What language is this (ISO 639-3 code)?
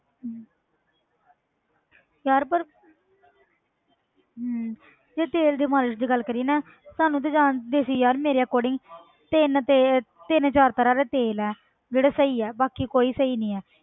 pan